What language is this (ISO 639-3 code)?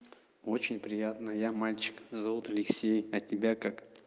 rus